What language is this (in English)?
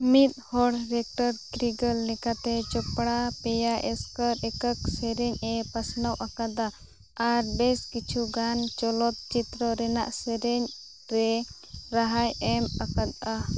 Santali